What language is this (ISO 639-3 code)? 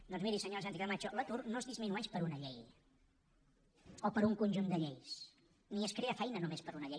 cat